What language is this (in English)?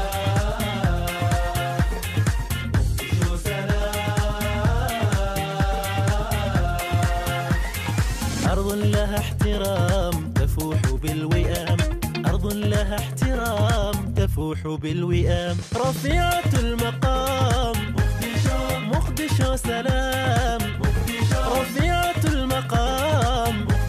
Arabic